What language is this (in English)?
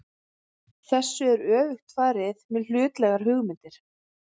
Icelandic